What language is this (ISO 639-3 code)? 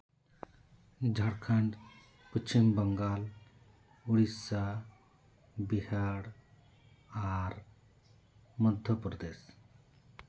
sat